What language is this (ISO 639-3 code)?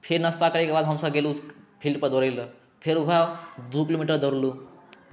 mai